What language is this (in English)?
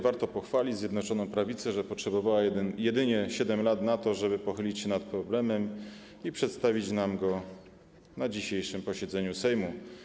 Polish